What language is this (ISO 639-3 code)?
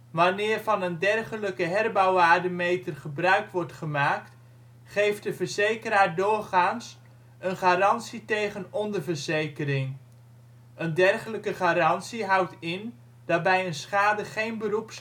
nld